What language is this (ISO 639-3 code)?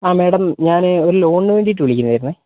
mal